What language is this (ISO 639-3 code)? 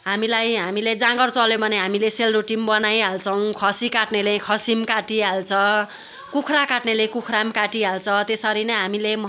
nep